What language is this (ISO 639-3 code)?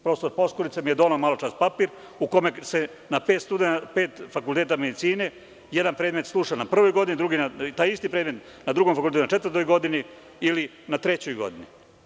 srp